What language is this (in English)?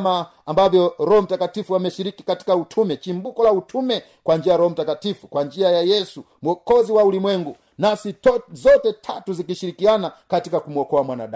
Swahili